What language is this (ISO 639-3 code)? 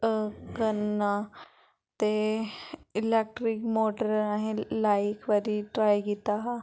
doi